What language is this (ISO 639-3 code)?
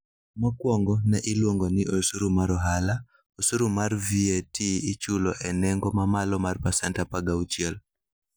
luo